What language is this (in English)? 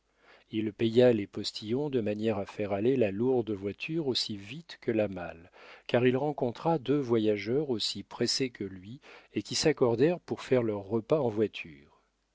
French